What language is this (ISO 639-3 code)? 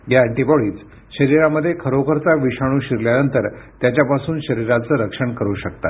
mar